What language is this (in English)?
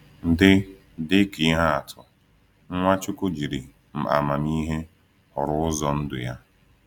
Igbo